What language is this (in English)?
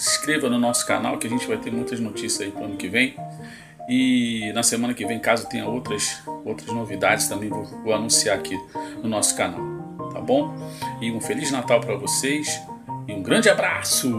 Portuguese